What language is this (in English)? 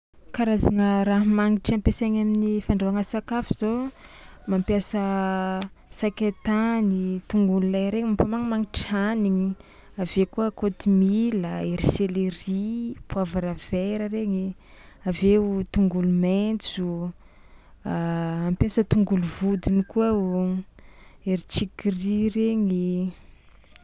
Tsimihety Malagasy